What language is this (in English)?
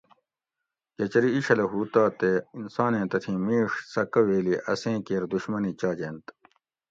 Gawri